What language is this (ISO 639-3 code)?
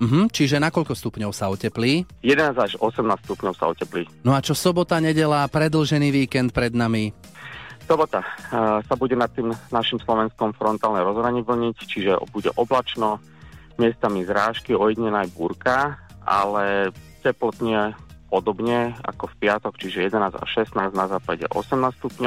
slk